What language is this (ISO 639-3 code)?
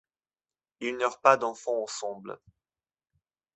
fra